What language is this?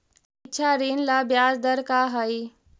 Magahi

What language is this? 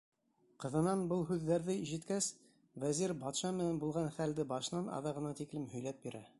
Bashkir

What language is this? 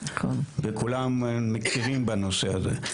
Hebrew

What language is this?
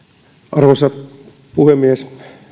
Finnish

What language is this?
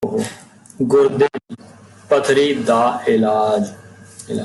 Punjabi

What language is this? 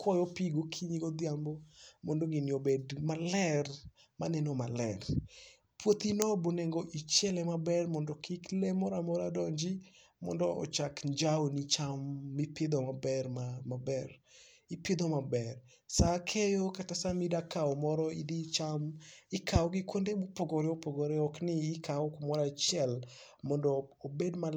Luo (Kenya and Tanzania)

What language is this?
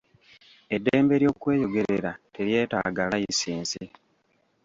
Ganda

